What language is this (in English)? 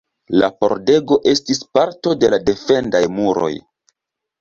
Esperanto